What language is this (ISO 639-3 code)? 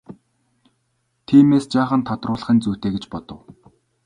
mon